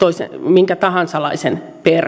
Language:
Finnish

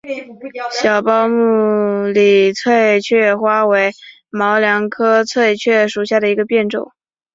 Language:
Chinese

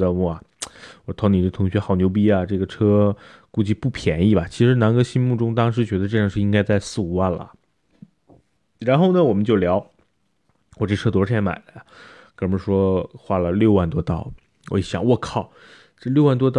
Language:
Chinese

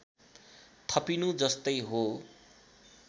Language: Nepali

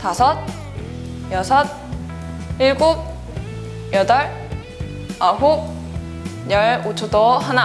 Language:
Korean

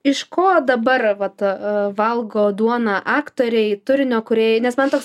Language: Lithuanian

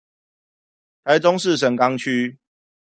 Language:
Chinese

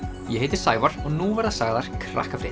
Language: Icelandic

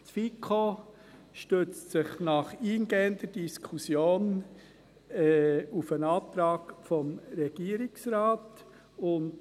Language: Swiss German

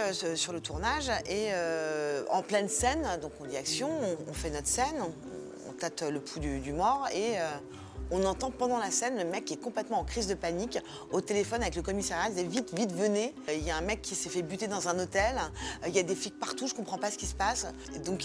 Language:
French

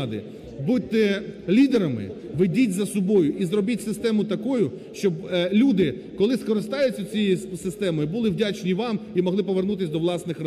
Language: Ukrainian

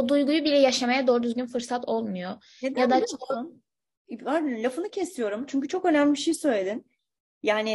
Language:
Turkish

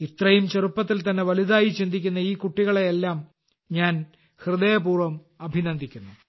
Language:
Malayalam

